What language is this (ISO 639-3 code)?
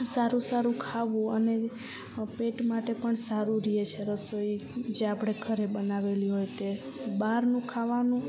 guj